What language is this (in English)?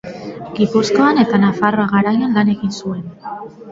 Basque